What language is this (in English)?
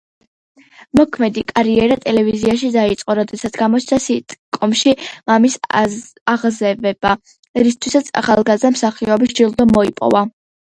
Georgian